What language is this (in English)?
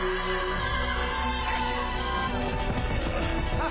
Japanese